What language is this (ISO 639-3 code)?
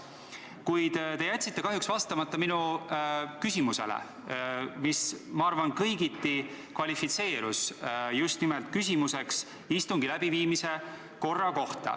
est